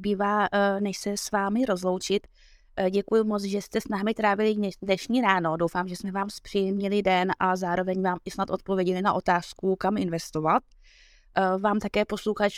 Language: Czech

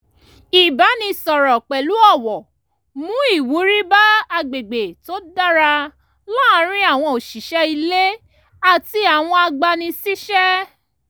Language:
Yoruba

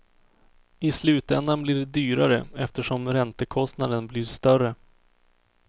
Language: Swedish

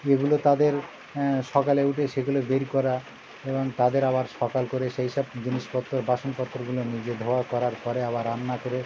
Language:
Bangla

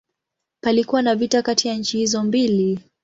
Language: Swahili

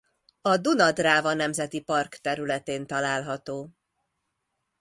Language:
Hungarian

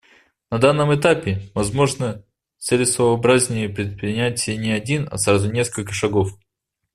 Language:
Russian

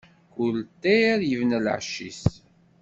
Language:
Kabyle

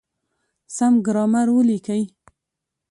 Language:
Pashto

